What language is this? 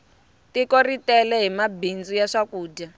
Tsonga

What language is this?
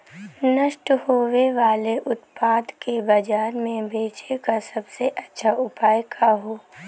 Bhojpuri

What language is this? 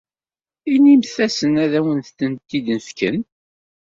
Kabyle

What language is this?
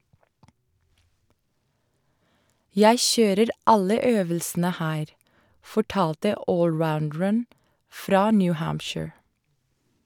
Norwegian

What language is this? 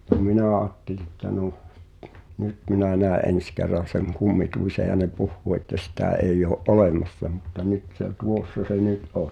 Finnish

